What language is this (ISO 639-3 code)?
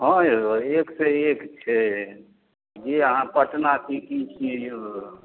mai